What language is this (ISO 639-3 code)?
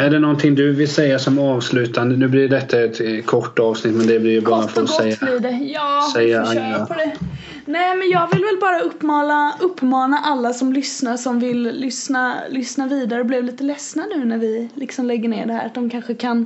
swe